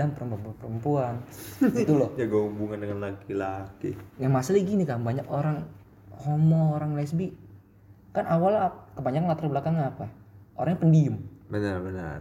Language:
Indonesian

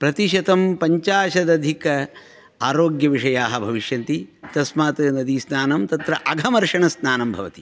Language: Sanskrit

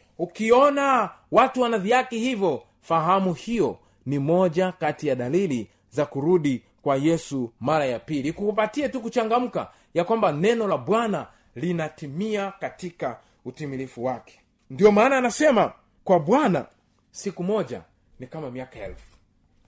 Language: Swahili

